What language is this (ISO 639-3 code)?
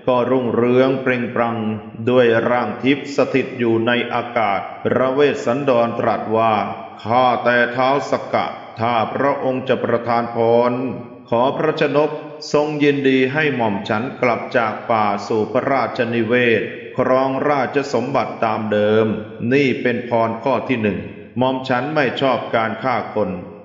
tha